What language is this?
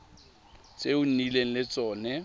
Tswana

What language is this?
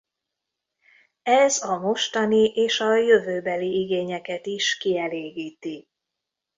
Hungarian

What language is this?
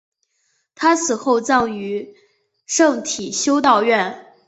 Chinese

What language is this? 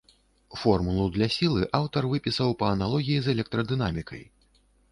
Belarusian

